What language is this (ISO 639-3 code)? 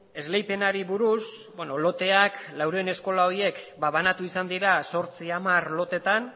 eus